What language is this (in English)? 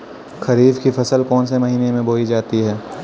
Hindi